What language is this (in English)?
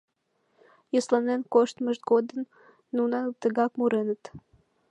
Mari